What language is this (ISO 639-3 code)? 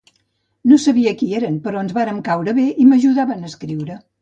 cat